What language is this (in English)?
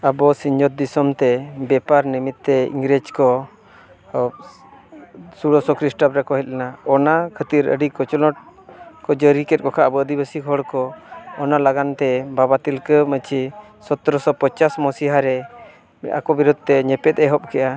Santali